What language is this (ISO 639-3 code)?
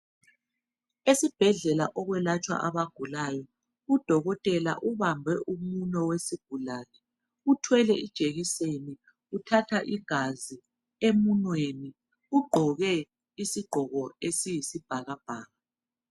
nde